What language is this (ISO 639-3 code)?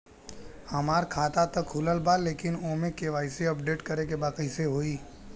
bho